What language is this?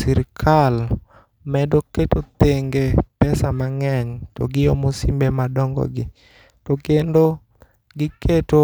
Luo (Kenya and Tanzania)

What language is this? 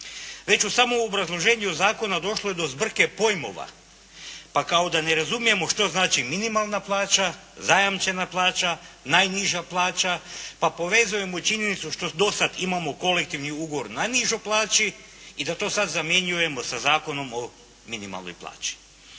Croatian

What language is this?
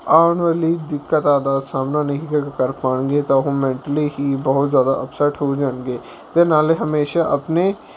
Punjabi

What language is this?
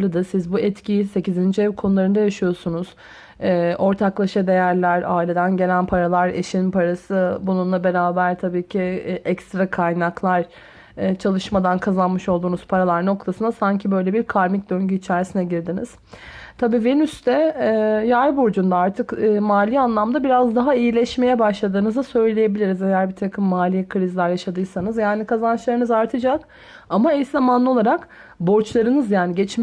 Turkish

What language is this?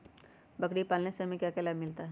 Magahi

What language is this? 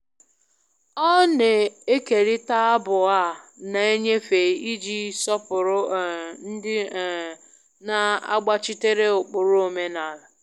Igbo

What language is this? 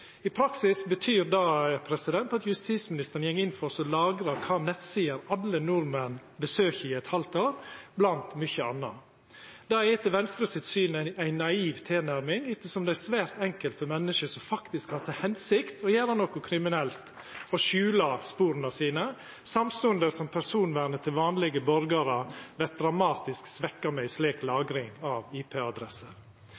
Norwegian Nynorsk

